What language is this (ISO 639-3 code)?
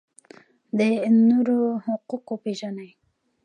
pus